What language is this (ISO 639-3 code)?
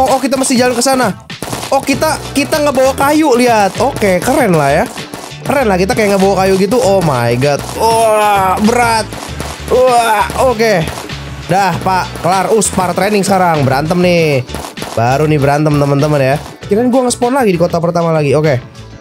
ind